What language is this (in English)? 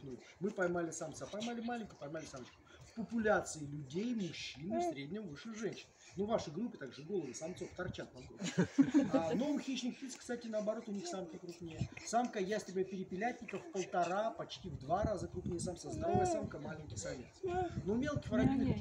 Russian